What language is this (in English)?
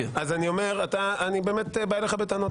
Hebrew